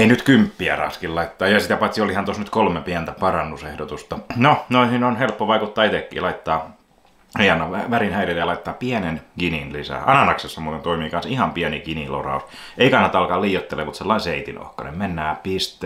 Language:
Finnish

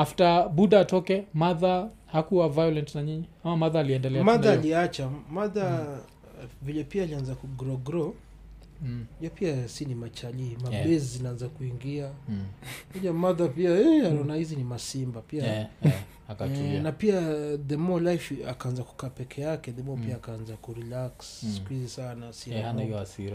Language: Swahili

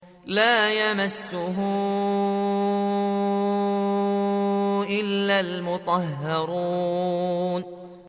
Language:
Arabic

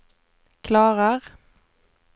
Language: Swedish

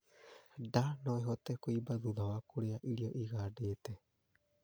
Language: Kikuyu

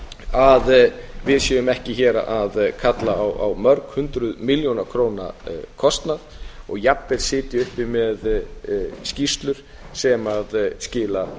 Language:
Icelandic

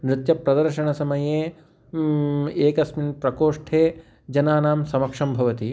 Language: Sanskrit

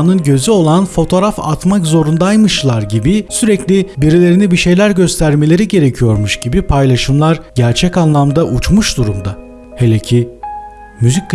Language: Turkish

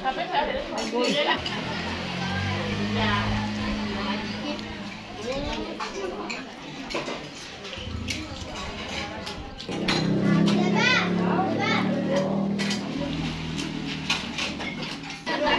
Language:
Thai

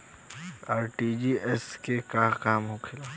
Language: Bhojpuri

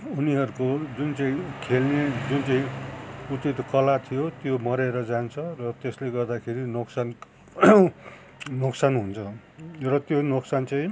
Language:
Nepali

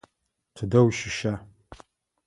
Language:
Adyghe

